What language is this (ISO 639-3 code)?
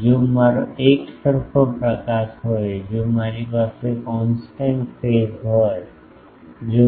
guj